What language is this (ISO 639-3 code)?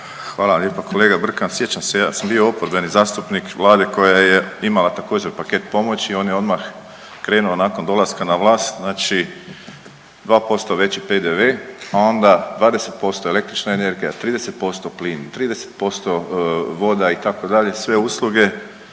hrv